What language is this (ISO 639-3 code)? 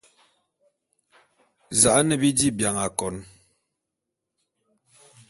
bum